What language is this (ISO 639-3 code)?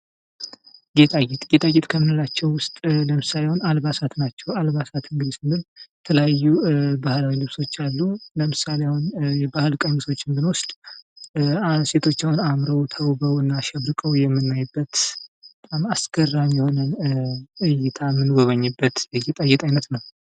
amh